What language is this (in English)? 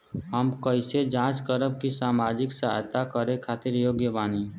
Bhojpuri